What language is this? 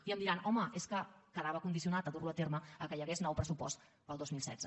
Catalan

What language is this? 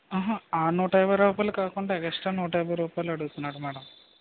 Telugu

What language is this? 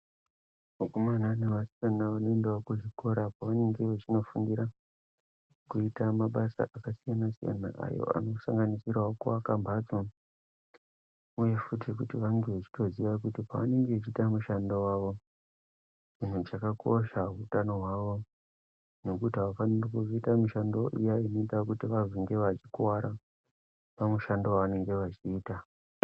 Ndau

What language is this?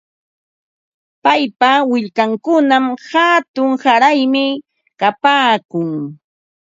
Ambo-Pasco Quechua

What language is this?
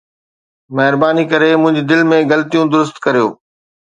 Sindhi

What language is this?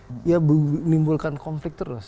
Indonesian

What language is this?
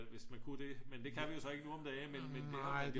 Danish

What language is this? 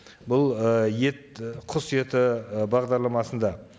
Kazakh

